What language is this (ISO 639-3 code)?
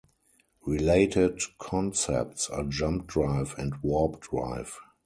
eng